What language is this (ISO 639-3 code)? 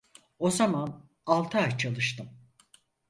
tur